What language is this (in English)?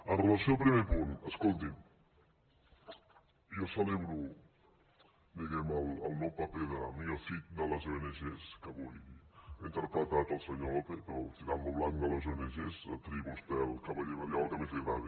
Catalan